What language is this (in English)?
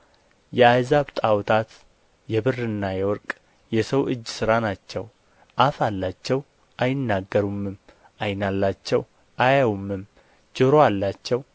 Amharic